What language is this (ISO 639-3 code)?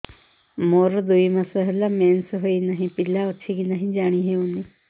ori